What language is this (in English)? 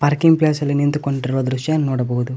Kannada